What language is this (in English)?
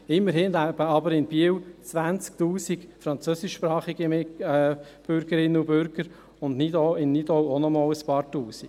Swiss German